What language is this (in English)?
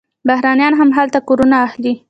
Pashto